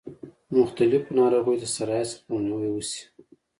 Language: Pashto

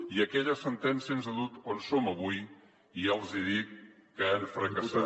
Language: Catalan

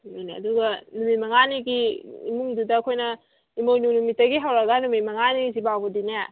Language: Manipuri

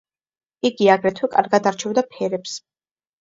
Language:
Georgian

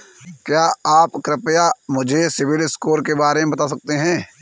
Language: Hindi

